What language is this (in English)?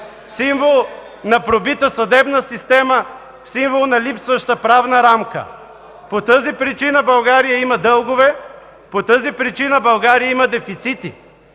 Bulgarian